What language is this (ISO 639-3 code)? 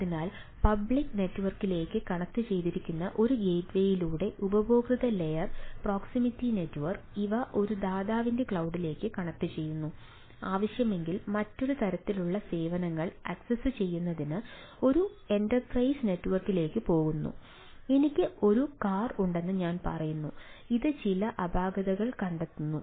mal